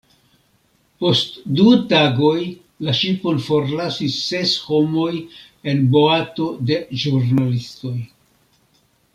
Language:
Esperanto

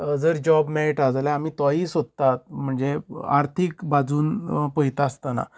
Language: Konkani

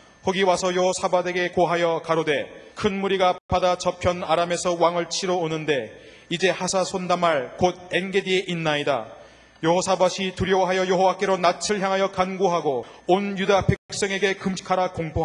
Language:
Korean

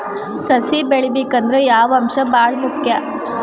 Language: Kannada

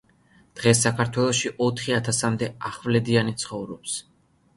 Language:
Georgian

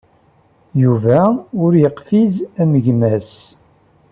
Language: Kabyle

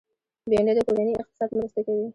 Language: Pashto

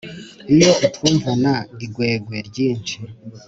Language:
Kinyarwanda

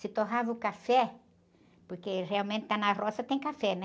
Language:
Portuguese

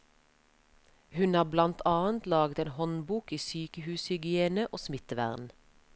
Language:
Norwegian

